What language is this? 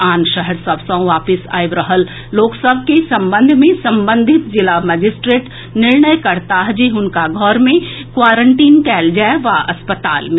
Maithili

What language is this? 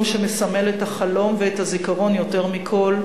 Hebrew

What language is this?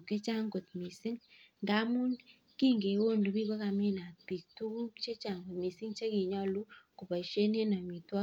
Kalenjin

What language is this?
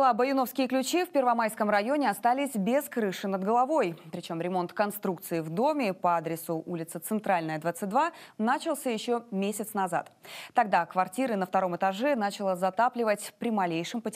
Russian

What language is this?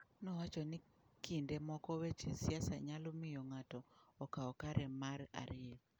Luo (Kenya and Tanzania)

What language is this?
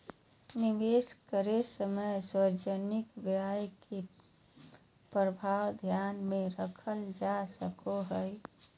Magahi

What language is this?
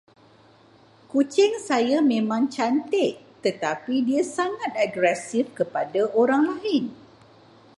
Malay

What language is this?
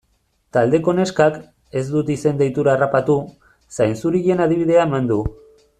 Basque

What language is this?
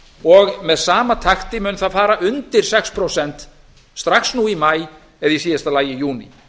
Icelandic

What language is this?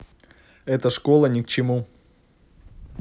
Russian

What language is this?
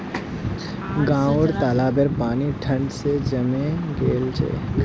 Magahi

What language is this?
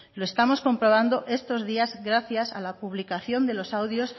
Spanish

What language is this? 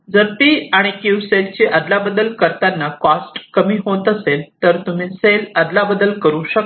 Marathi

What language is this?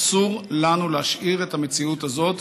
Hebrew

